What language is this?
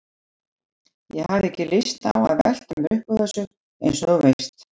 Icelandic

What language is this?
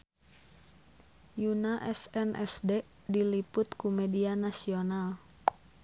Sundanese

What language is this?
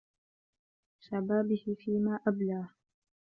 Arabic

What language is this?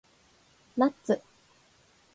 Japanese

